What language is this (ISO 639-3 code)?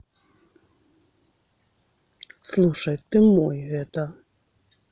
rus